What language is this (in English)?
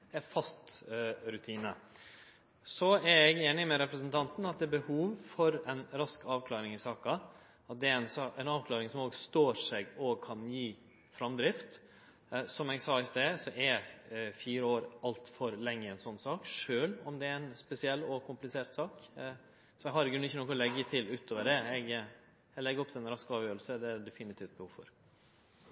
Norwegian Nynorsk